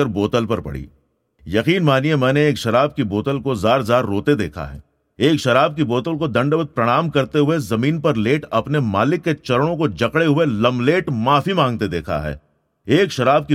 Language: Hindi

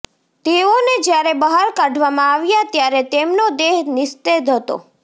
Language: Gujarati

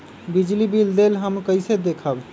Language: Magahi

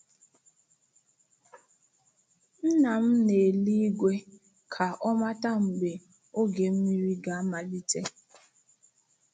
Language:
Igbo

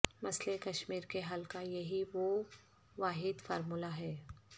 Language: Urdu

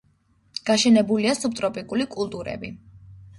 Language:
Georgian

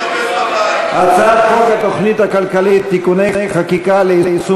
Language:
Hebrew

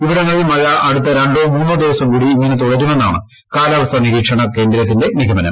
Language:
Malayalam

